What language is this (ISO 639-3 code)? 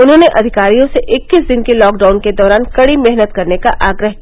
hin